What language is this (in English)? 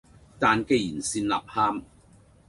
Cantonese